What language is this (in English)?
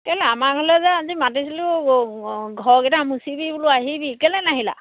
Assamese